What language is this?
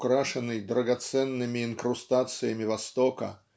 Russian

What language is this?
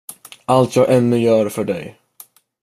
Swedish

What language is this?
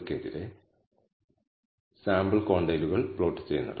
Malayalam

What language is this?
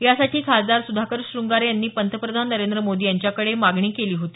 Marathi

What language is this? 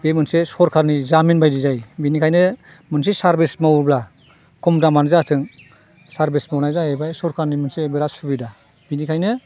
Bodo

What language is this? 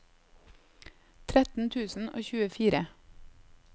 Norwegian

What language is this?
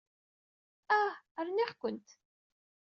Kabyle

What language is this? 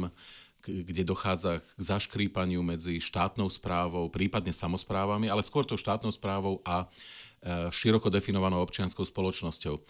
Slovak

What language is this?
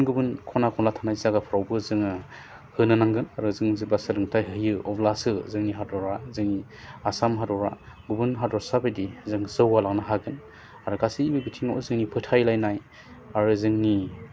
Bodo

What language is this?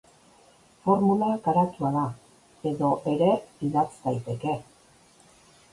Basque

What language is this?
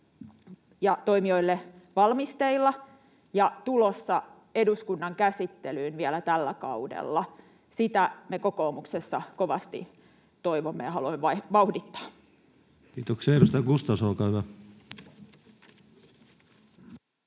Finnish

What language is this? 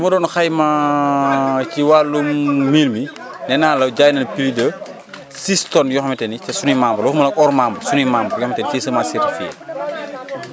Wolof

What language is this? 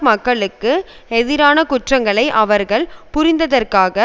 Tamil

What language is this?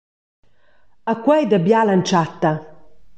Romansh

